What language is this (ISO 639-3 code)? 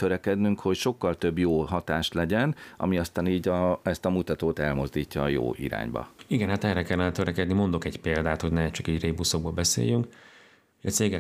hun